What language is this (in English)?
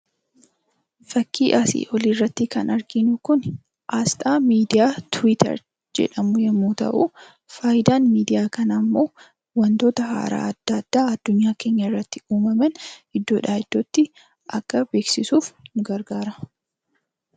Oromo